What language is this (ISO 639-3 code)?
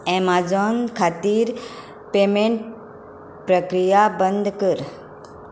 kok